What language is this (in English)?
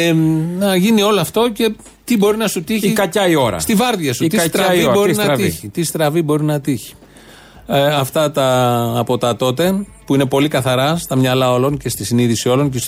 Greek